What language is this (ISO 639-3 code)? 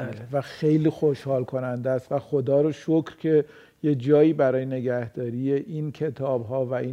fas